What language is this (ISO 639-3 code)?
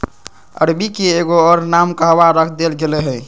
mag